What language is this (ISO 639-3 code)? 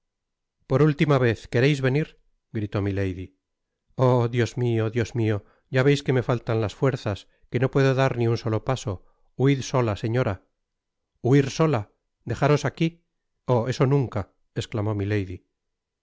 spa